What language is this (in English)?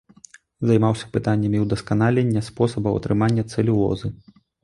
Belarusian